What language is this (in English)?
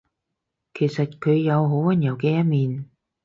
Cantonese